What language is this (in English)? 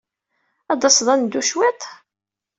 Kabyle